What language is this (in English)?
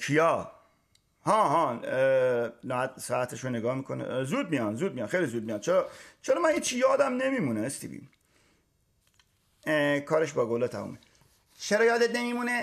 Persian